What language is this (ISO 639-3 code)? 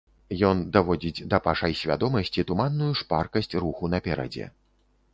bel